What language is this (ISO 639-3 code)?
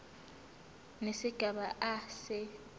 zul